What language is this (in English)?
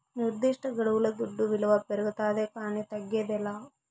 Telugu